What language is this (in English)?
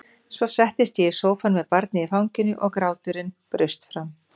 Icelandic